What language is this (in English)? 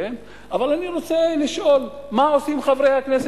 Hebrew